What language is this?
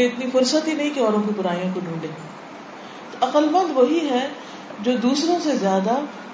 Urdu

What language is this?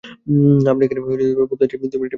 Bangla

